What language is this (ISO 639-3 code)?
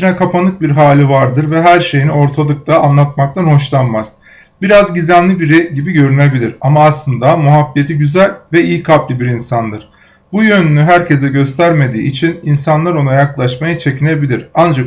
tur